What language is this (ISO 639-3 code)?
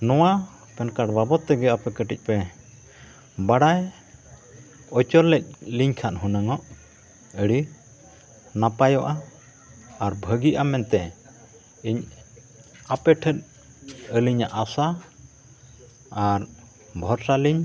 sat